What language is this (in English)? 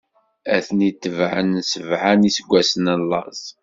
Kabyle